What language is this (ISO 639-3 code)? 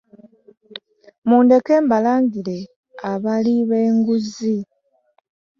lug